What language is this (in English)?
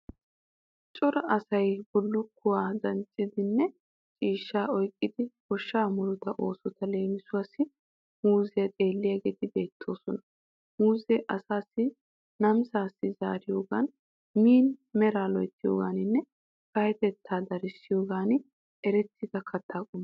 Wolaytta